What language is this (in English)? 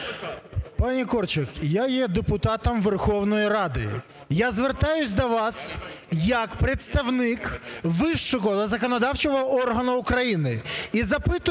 Ukrainian